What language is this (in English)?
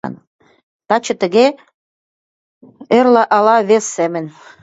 Mari